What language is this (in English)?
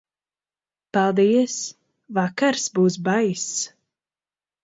Latvian